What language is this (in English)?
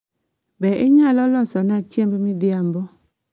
Luo (Kenya and Tanzania)